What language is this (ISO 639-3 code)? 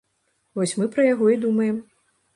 bel